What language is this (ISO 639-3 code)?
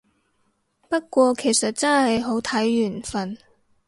yue